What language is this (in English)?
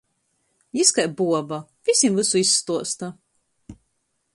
Latgalian